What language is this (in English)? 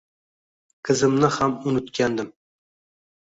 Uzbek